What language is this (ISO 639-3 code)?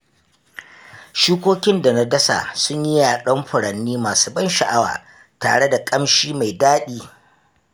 hau